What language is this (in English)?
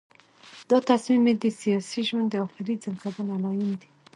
Pashto